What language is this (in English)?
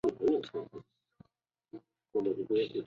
Chinese